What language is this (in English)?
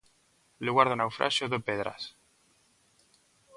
Galician